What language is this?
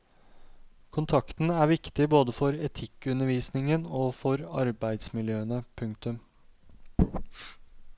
Norwegian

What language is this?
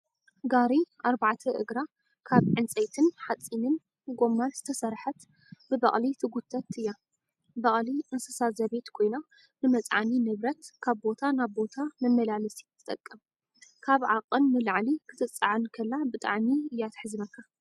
Tigrinya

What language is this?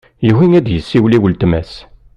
Kabyle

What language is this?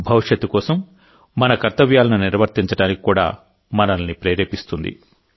Telugu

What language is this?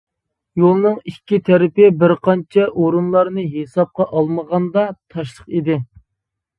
Uyghur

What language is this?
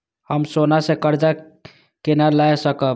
Maithili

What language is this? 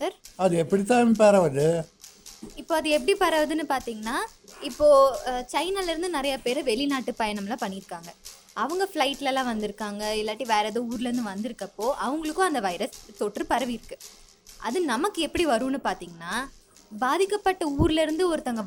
Tamil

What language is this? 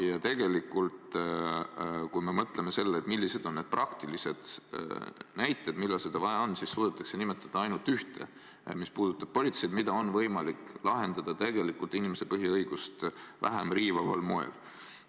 Estonian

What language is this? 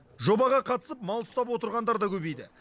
Kazakh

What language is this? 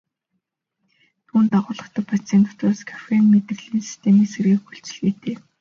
Mongolian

